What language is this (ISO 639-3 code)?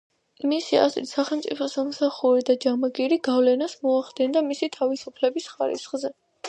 kat